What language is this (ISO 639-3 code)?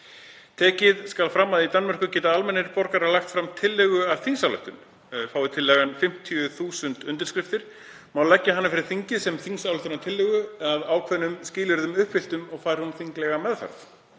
isl